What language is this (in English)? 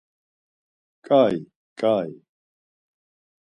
Laz